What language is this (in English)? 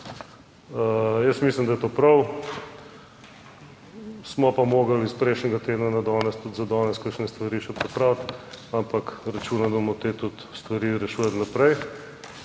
Slovenian